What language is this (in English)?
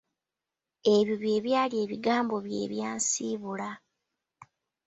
Ganda